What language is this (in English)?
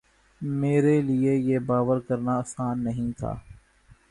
Urdu